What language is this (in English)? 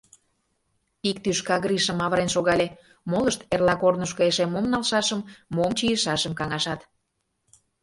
Mari